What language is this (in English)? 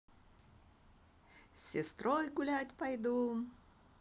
Russian